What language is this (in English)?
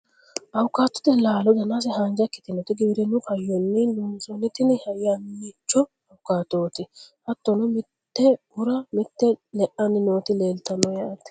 Sidamo